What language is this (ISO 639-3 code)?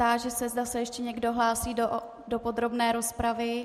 ces